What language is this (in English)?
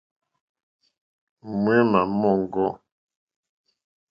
Mokpwe